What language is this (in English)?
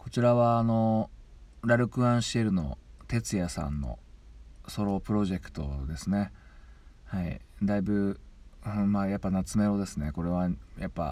Japanese